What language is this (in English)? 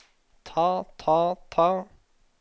Norwegian